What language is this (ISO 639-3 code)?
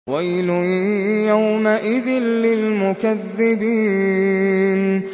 ara